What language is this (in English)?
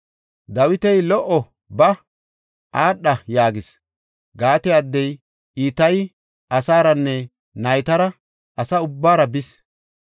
Gofa